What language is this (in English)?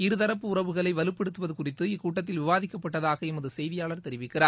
Tamil